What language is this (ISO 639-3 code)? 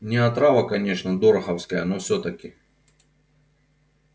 rus